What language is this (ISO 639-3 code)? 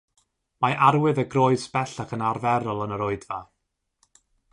cym